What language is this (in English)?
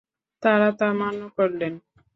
Bangla